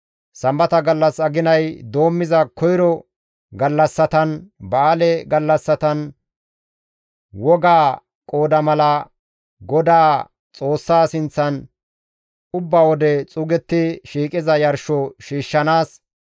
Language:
Gamo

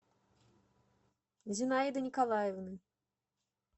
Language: Russian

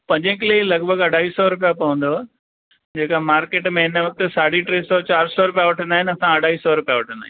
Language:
Sindhi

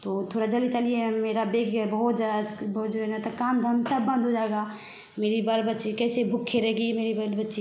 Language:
Hindi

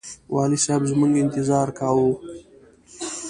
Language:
Pashto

